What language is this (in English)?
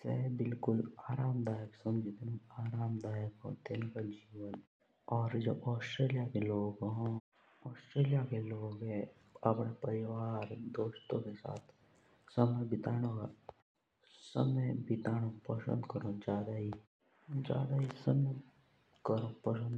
Jaunsari